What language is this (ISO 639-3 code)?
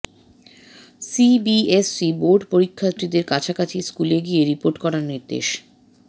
ben